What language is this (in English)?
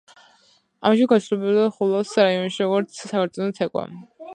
Georgian